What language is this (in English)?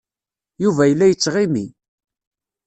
Kabyle